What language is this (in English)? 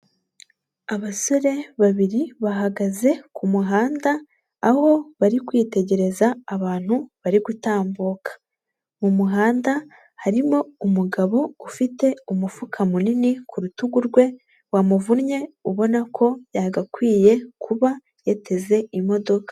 Kinyarwanda